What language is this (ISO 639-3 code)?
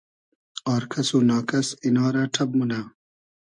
haz